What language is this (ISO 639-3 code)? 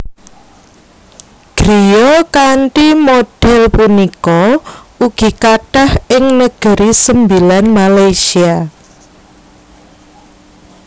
jav